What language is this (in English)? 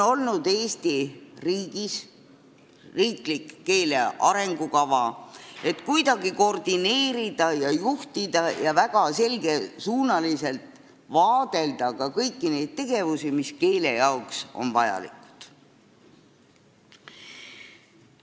Estonian